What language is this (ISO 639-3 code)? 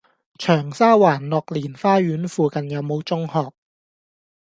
yue